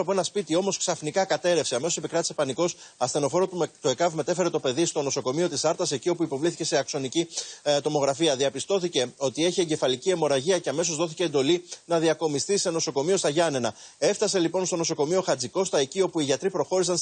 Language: Greek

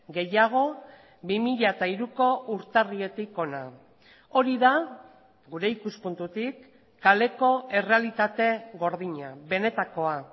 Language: Basque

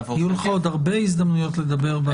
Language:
Hebrew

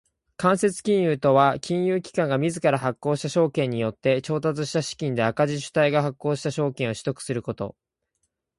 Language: Japanese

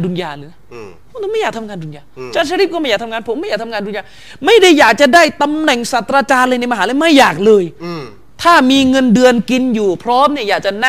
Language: Thai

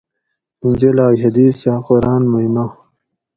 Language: Gawri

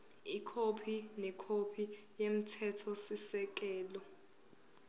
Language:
Zulu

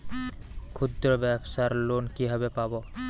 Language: Bangla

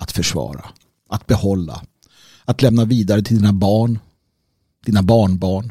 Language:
Swedish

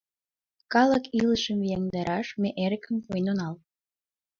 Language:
Mari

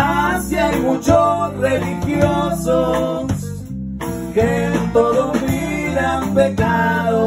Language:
Spanish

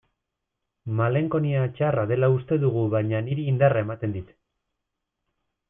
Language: Basque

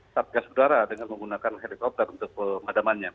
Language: Indonesian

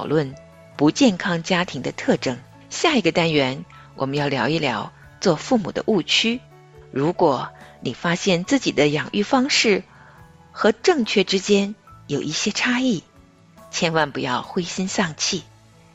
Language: Chinese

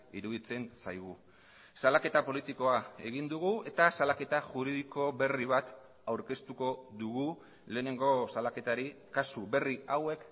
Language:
Basque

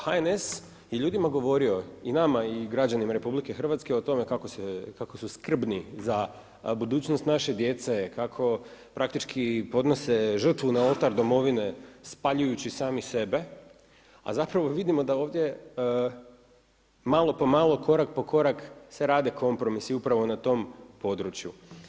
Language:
Croatian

